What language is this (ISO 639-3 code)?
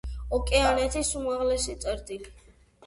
kat